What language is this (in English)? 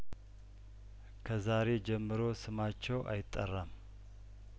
Amharic